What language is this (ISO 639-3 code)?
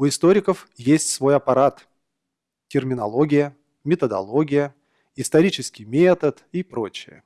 rus